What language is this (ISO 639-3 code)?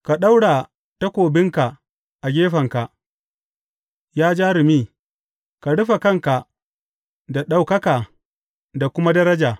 hau